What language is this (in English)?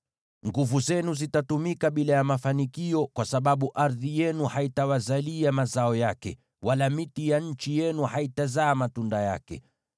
Swahili